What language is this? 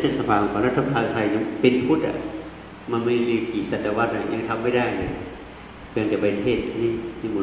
Thai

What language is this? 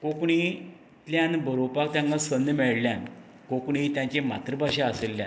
Konkani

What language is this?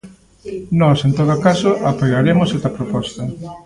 Galician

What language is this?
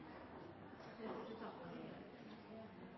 Norwegian Bokmål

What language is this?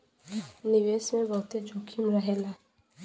Bhojpuri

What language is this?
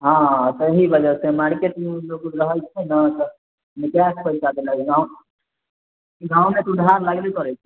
Maithili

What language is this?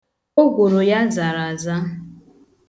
Igbo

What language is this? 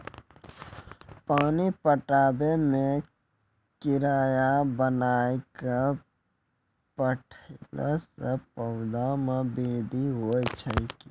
Maithili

